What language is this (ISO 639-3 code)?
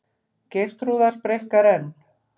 isl